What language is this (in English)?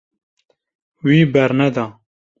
Kurdish